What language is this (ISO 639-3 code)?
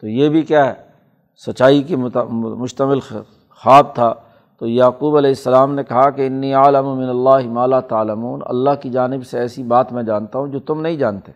urd